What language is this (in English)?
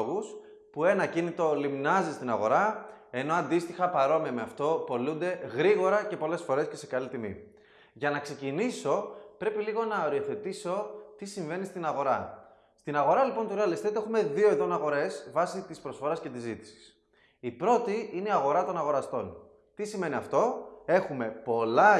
Greek